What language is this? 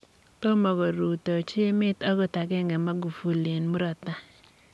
Kalenjin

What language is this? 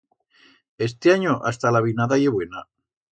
Aragonese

